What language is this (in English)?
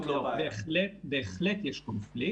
Hebrew